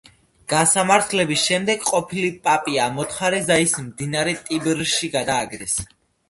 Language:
Georgian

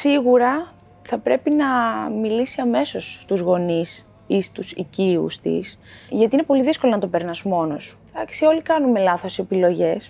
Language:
Greek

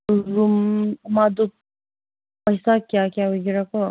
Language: Manipuri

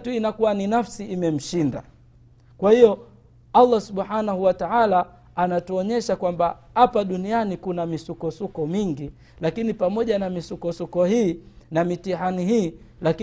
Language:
Swahili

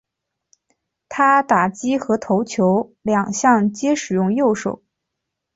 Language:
Chinese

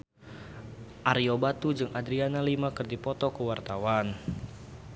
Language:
Sundanese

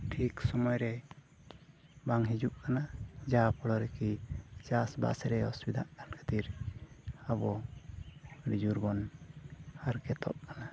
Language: Santali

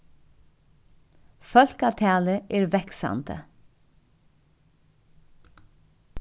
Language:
Faroese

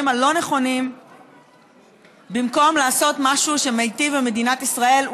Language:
Hebrew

